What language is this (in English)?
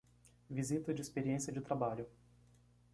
Portuguese